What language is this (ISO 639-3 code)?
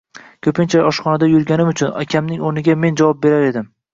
uzb